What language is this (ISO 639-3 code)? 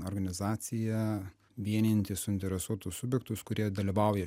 lit